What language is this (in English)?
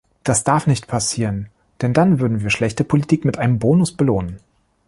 German